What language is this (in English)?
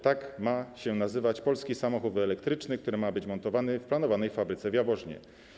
Polish